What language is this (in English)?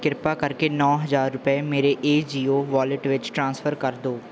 Punjabi